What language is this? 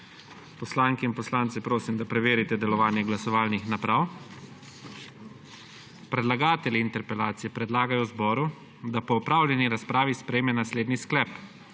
Slovenian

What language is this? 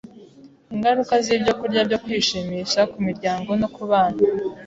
Kinyarwanda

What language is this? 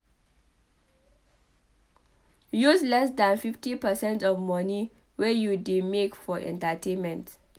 Nigerian Pidgin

